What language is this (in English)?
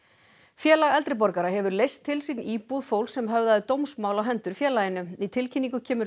Icelandic